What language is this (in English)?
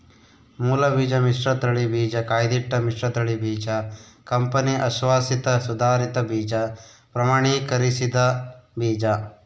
Kannada